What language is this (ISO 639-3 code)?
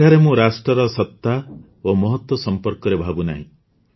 ori